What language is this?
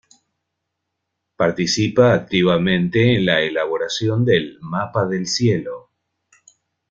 Spanish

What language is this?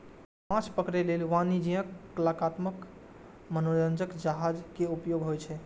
Maithili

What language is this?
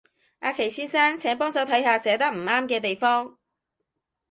Cantonese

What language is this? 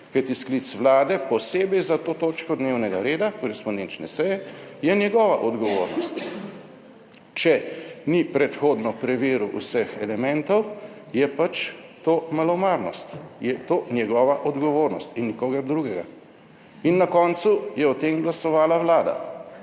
Slovenian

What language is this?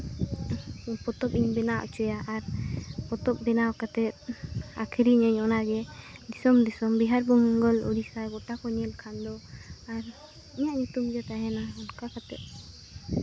Santali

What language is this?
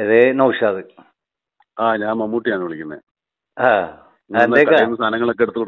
English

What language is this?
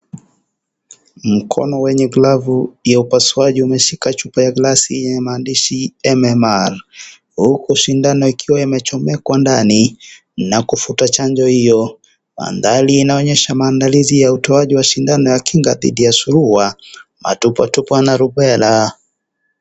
Swahili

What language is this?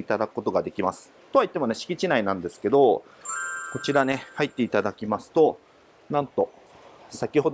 Japanese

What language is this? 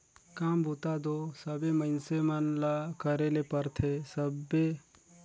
Chhattisgarhi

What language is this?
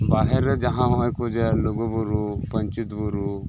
Santali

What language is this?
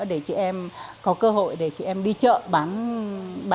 Vietnamese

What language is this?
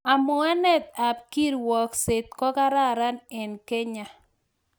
Kalenjin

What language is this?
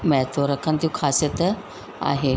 Sindhi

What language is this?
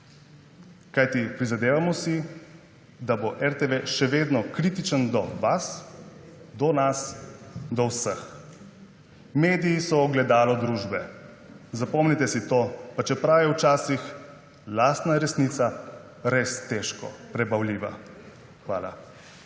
Slovenian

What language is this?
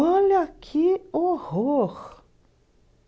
Portuguese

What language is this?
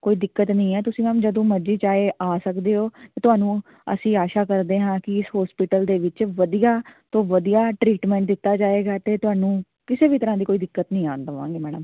Punjabi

